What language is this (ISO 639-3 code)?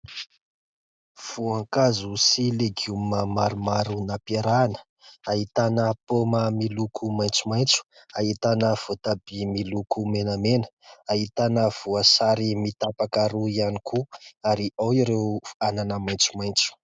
mlg